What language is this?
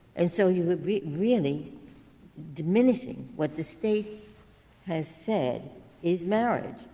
English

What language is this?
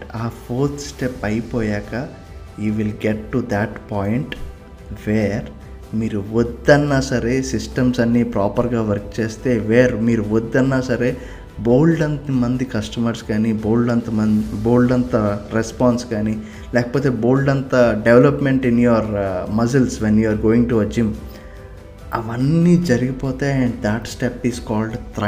Telugu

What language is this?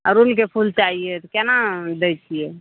Maithili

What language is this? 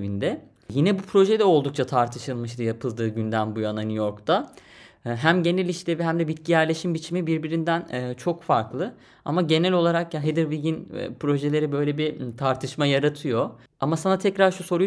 Turkish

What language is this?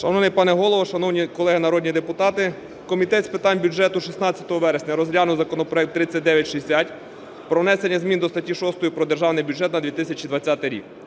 Ukrainian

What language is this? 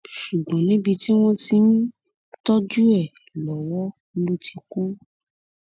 Yoruba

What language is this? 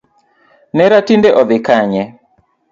Luo (Kenya and Tanzania)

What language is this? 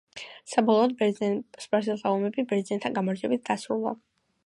Georgian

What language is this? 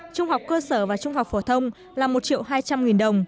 Vietnamese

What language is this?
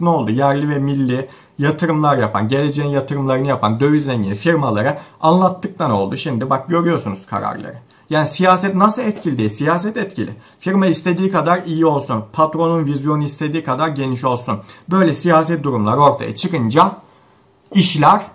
Turkish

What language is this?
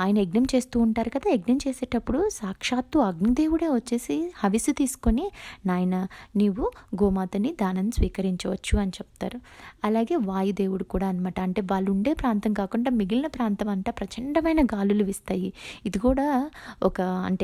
Indonesian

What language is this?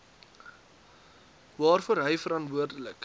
Afrikaans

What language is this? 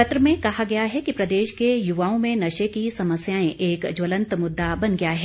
Hindi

